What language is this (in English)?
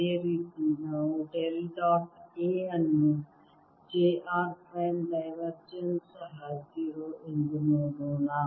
Kannada